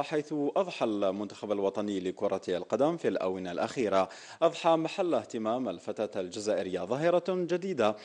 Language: Arabic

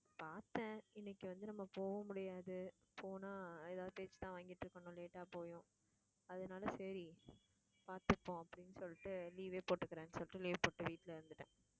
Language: Tamil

